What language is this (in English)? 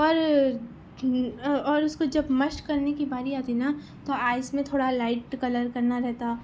Urdu